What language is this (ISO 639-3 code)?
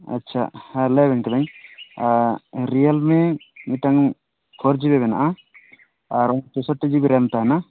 sat